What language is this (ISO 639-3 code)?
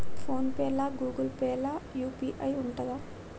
tel